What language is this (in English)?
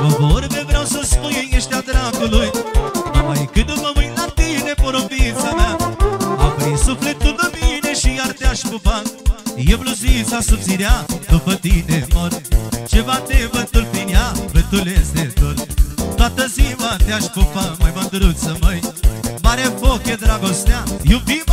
Romanian